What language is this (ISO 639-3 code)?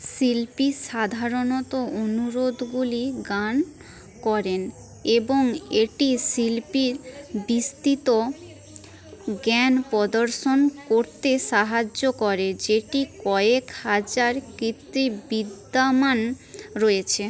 ben